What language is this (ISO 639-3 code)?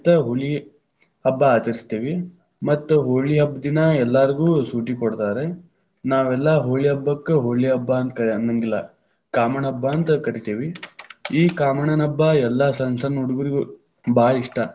kan